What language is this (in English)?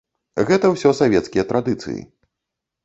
Belarusian